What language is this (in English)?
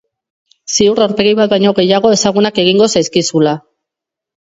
Basque